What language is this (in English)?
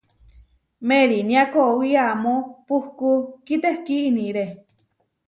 Huarijio